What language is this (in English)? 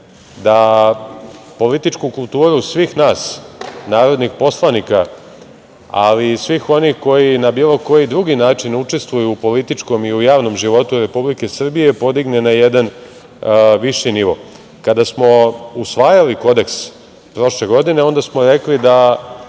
Serbian